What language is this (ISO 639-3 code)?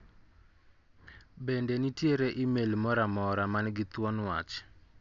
luo